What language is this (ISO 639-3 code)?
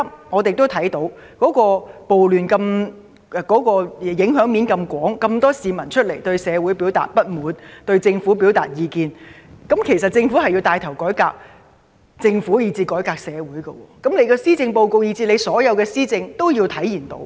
yue